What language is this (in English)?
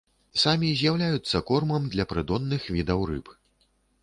Belarusian